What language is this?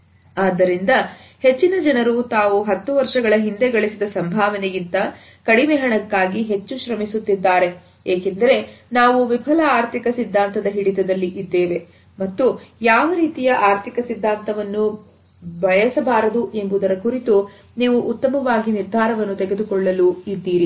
Kannada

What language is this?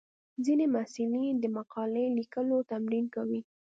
Pashto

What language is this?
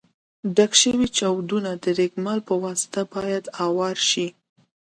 Pashto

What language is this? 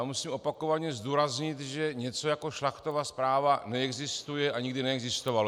Czech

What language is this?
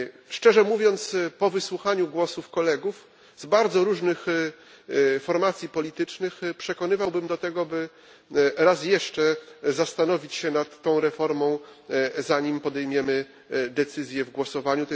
Polish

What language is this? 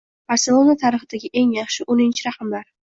Uzbek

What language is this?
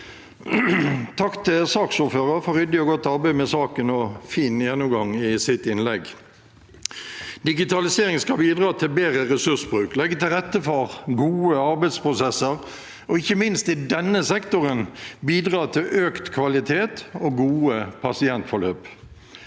Norwegian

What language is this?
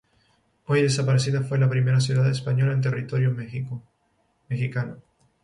Spanish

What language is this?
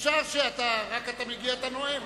Hebrew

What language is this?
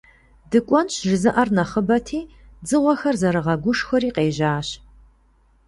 Kabardian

